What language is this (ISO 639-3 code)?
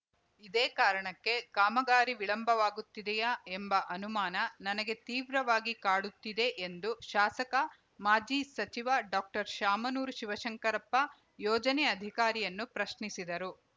kan